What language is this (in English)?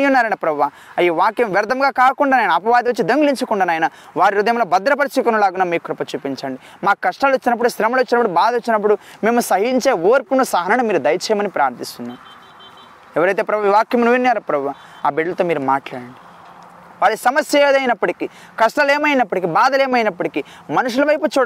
Telugu